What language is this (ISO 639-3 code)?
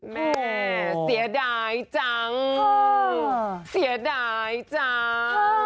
tha